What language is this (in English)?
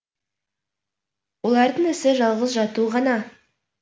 Kazakh